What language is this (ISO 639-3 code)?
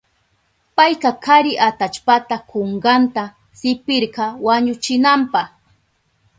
qup